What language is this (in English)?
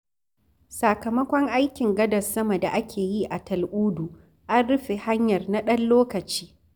Hausa